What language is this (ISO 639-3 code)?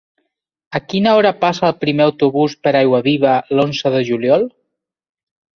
cat